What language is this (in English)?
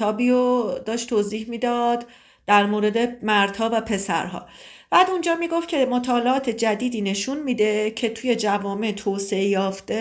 Persian